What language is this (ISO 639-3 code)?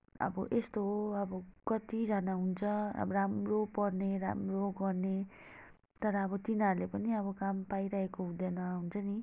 nep